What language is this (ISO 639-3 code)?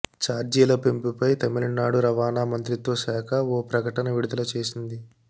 tel